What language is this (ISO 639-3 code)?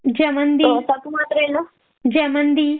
mal